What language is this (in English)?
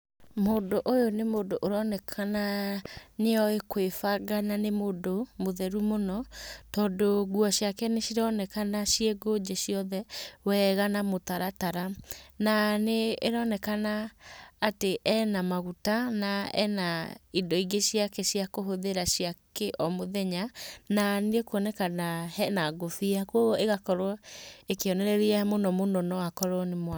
Kikuyu